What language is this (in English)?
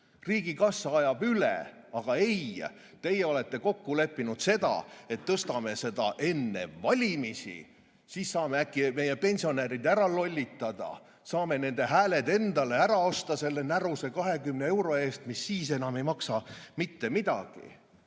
Estonian